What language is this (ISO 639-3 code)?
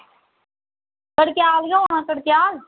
doi